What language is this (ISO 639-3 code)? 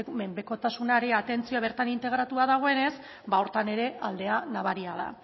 eus